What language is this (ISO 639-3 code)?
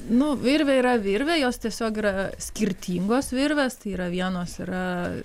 lit